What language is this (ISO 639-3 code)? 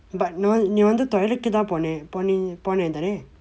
eng